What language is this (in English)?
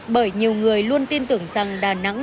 Vietnamese